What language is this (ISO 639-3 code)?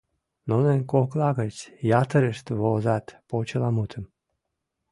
chm